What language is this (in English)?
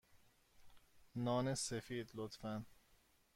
Persian